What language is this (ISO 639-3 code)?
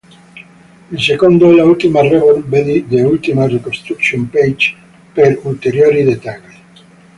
ita